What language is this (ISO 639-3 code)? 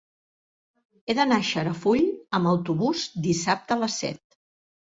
cat